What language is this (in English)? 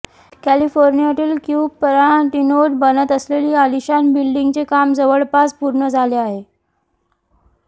Marathi